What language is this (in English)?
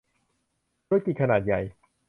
Thai